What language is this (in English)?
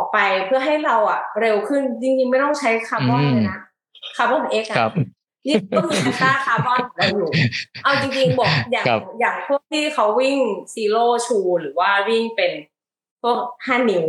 Thai